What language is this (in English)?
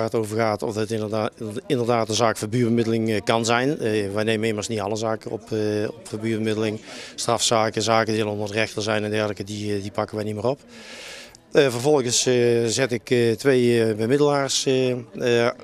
Dutch